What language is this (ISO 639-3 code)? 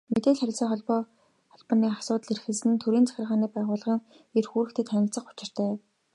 mon